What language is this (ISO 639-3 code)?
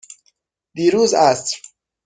fas